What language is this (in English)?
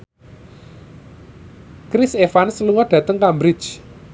Javanese